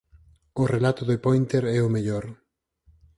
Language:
Galician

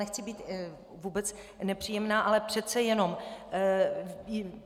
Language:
Czech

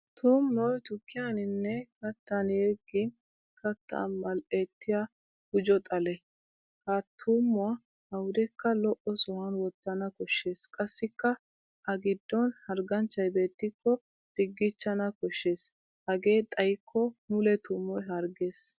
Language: Wolaytta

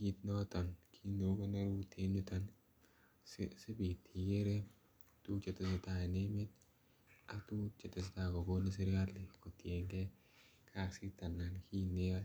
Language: Kalenjin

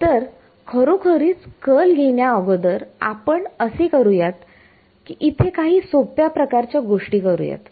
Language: Marathi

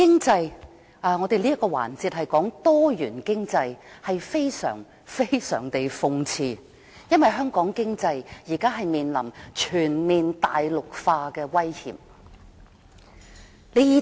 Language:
Cantonese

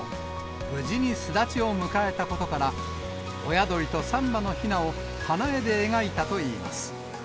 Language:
Japanese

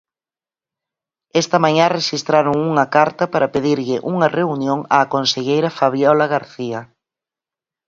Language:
Galician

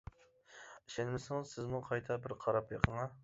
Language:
Uyghur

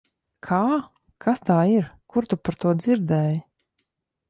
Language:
Latvian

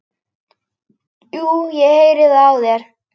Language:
Icelandic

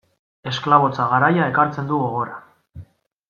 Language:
Basque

